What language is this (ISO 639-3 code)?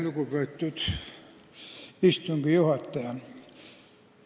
est